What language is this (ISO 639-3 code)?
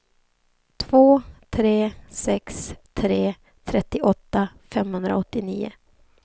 swe